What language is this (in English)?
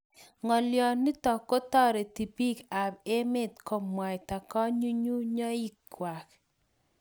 Kalenjin